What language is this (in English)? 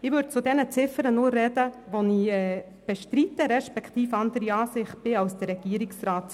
Swiss German